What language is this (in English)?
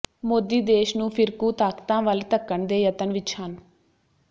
Punjabi